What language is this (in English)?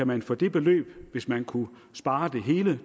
Danish